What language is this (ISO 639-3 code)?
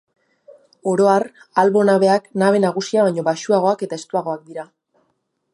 eus